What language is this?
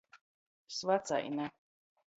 Latgalian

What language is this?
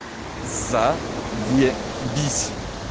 Russian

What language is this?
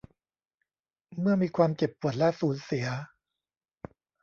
Thai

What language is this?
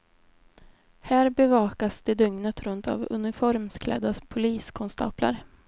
Swedish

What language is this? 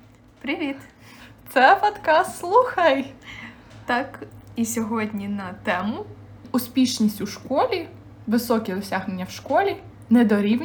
Ukrainian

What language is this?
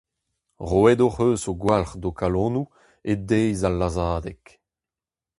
Breton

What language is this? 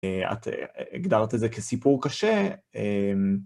Hebrew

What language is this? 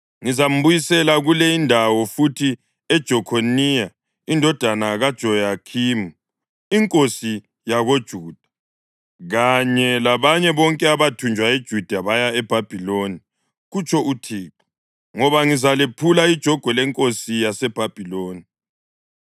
North Ndebele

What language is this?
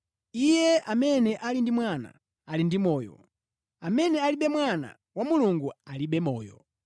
Nyanja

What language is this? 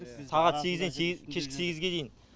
Kazakh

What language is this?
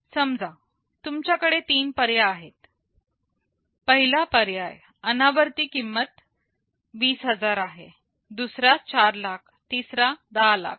Marathi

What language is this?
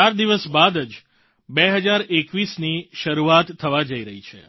Gujarati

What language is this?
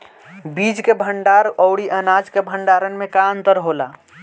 Bhojpuri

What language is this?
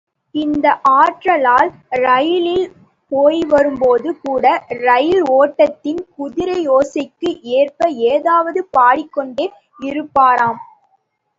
Tamil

